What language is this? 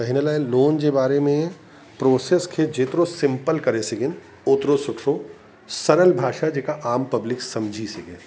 Sindhi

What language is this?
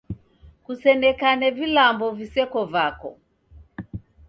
Taita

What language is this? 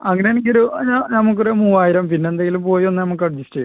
Malayalam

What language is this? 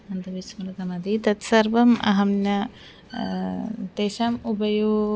Sanskrit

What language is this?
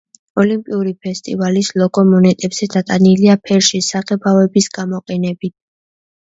Georgian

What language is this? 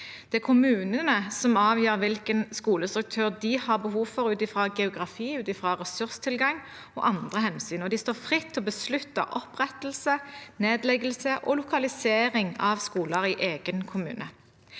Norwegian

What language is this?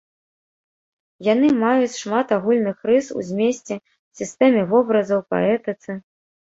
Belarusian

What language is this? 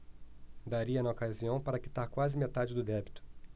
Portuguese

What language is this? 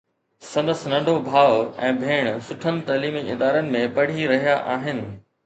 Sindhi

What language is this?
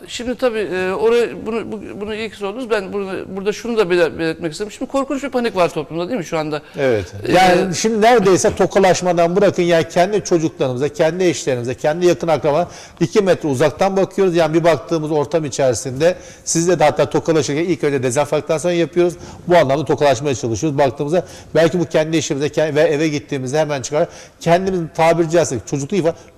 Turkish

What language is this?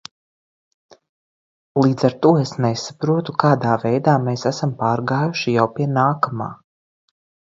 Latvian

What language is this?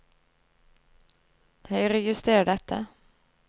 Norwegian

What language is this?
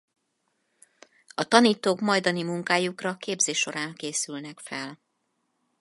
Hungarian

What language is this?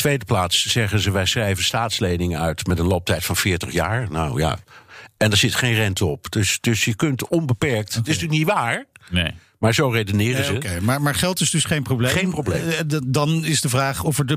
Dutch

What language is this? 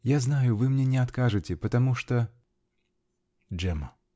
Russian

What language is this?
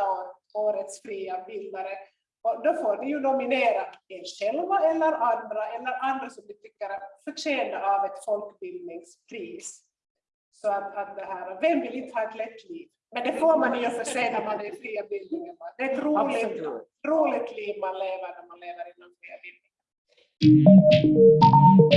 Swedish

